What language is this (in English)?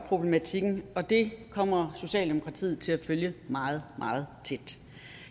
Danish